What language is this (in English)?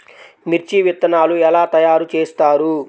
Telugu